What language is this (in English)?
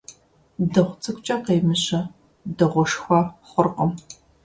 Kabardian